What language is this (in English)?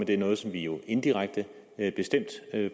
Danish